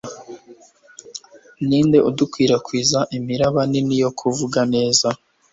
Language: Kinyarwanda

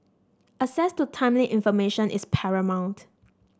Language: English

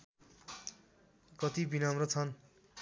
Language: Nepali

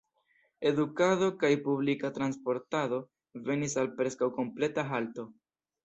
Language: Esperanto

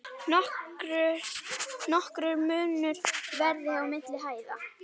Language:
Icelandic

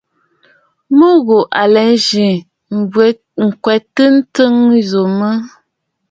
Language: Bafut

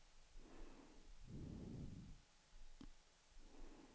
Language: Swedish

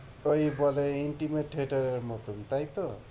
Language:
Bangla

